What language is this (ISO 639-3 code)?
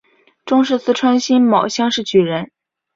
zho